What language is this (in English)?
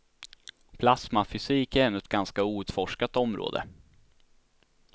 Swedish